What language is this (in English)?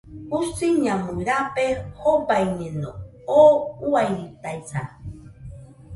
Nüpode Huitoto